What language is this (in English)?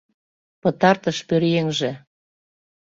Mari